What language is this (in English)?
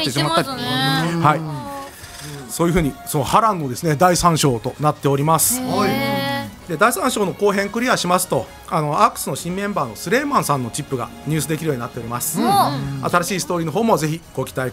Japanese